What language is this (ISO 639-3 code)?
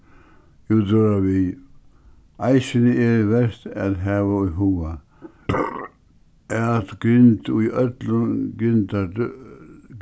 fao